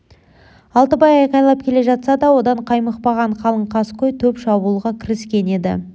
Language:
Kazakh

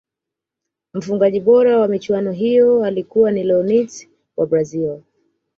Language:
Swahili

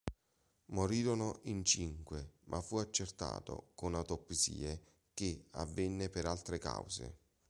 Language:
Italian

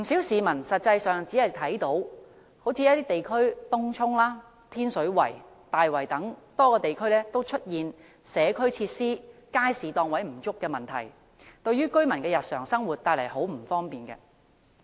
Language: Cantonese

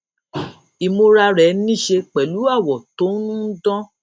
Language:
Yoruba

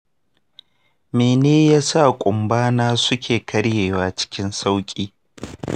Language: Hausa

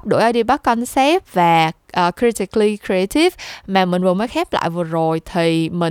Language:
Vietnamese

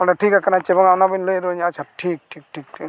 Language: Santali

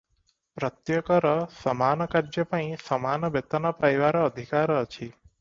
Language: Odia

